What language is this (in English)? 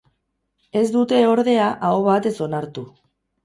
Basque